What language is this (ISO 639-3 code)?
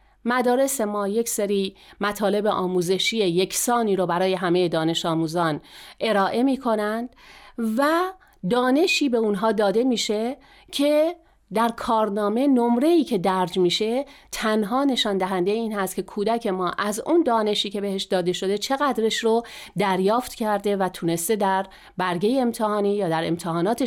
fas